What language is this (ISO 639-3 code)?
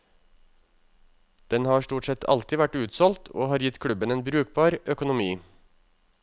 nor